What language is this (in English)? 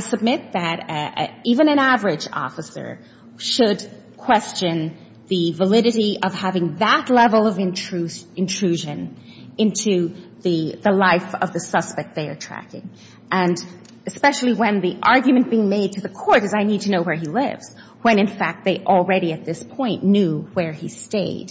English